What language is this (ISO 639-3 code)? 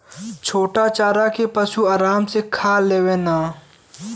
bho